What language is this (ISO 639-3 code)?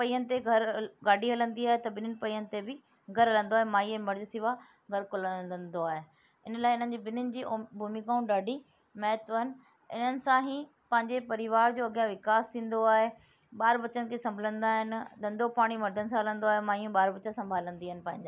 snd